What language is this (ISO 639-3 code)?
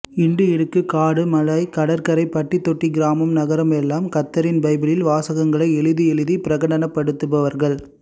tam